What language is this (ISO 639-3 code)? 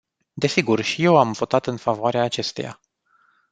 ron